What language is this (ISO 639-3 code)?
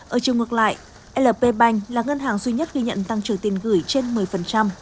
vie